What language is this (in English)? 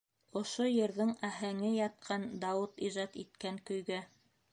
Bashkir